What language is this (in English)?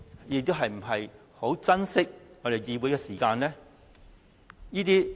Cantonese